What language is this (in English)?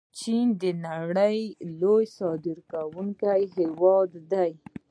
Pashto